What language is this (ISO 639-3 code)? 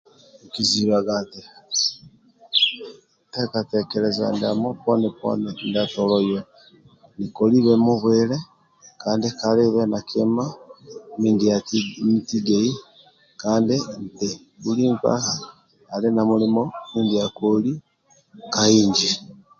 rwm